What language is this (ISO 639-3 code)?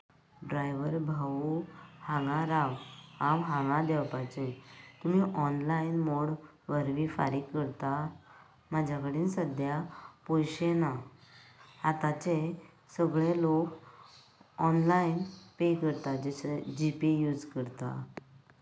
kok